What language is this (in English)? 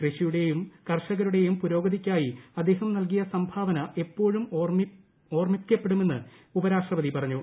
Malayalam